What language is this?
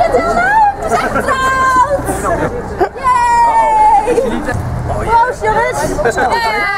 Dutch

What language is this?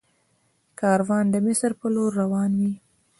Pashto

